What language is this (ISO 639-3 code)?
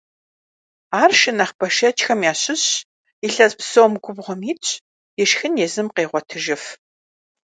kbd